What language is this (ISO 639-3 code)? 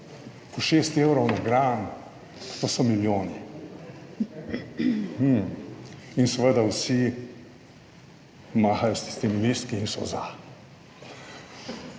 slv